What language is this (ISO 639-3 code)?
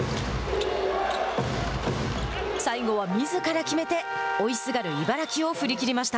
jpn